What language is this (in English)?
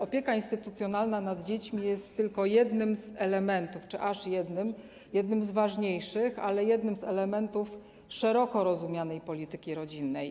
Polish